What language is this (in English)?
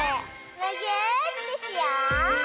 Japanese